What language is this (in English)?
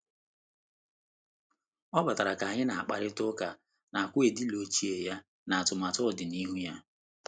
Igbo